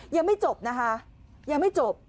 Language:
Thai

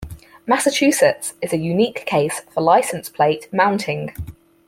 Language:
English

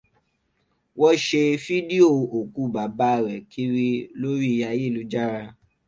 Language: Yoruba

